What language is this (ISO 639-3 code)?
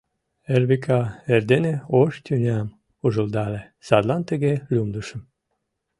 chm